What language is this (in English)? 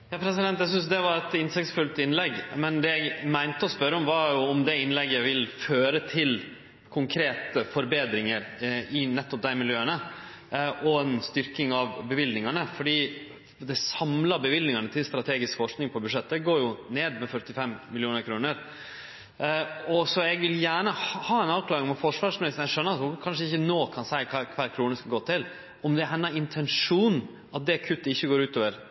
Norwegian Nynorsk